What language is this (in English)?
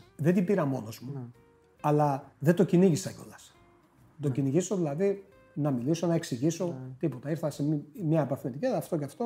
Greek